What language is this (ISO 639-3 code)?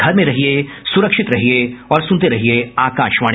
hin